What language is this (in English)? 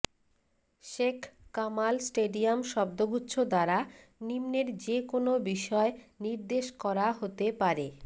Bangla